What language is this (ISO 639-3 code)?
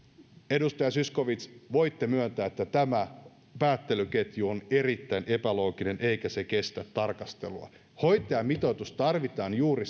fin